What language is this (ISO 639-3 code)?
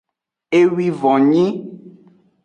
ajg